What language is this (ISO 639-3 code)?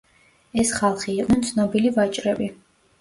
kat